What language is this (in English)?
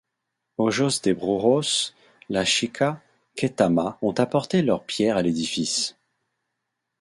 French